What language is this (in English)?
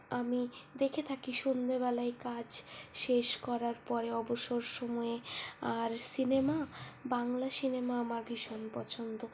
Bangla